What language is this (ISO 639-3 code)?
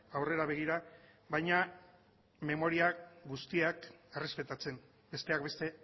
eus